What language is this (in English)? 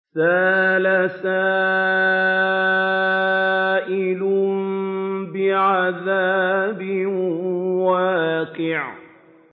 Arabic